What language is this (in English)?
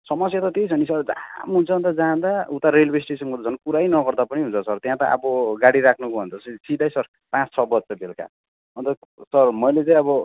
Nepali